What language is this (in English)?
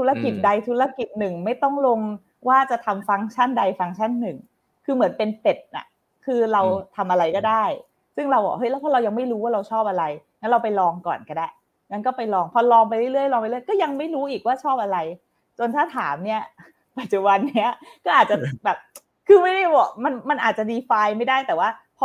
Thai